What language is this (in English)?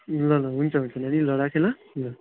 Nepali